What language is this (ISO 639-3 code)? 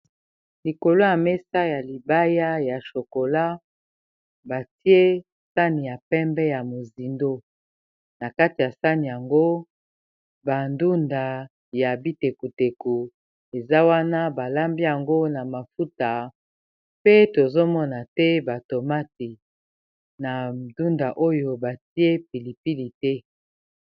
lin